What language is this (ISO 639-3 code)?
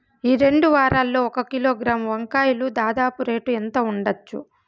tel